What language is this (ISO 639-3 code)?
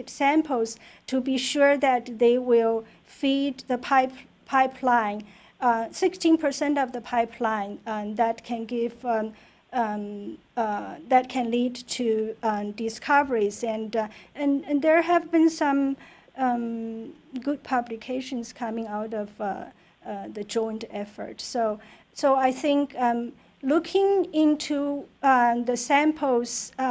eng